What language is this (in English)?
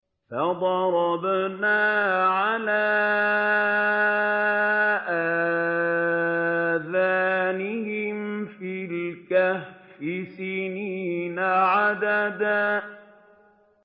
Arabic